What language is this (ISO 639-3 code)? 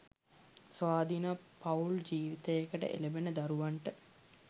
sin